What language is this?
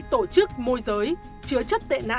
Vietnamese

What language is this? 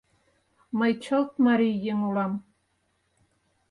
Mari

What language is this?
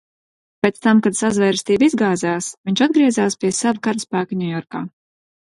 Latvian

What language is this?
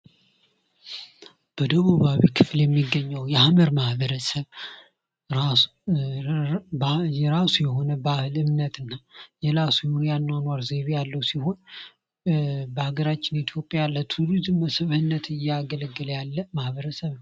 Amharic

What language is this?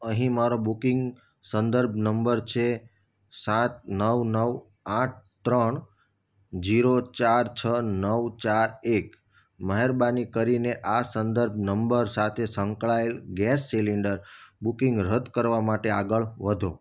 Gujarati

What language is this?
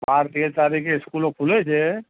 Gujarati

